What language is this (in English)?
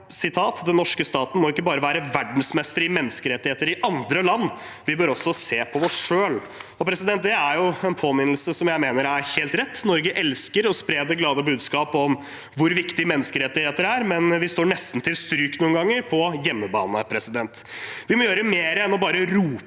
Norwegian